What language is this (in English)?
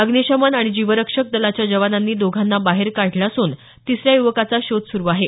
Marathi